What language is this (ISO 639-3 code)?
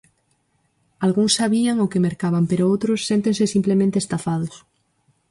glg